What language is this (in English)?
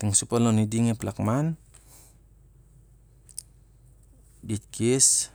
Siar-Lak